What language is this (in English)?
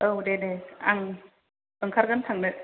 Bodo